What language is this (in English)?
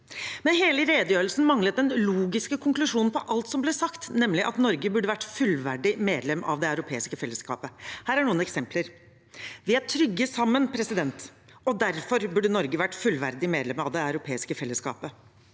Norwegian